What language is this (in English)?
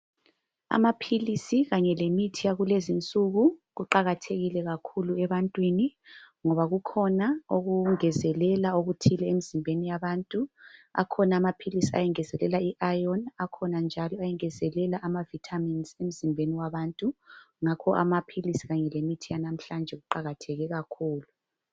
North Ndebele